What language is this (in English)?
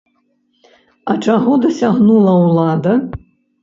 Belarusian